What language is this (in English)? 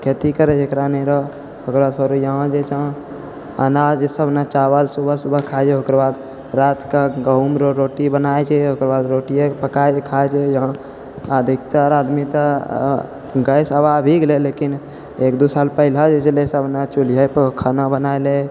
Maithili